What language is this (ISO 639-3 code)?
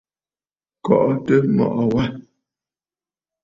bfd